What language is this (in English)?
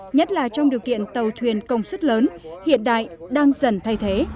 Vietnamese